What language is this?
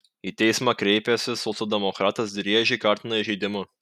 Lithuanian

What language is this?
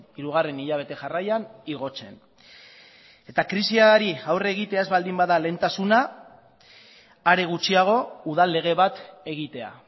Basque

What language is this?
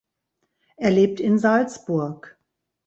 German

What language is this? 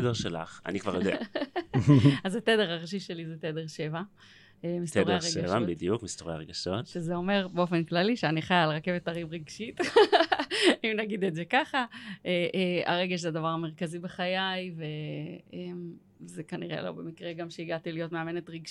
Hebrew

